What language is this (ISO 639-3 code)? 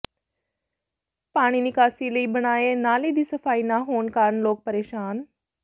pan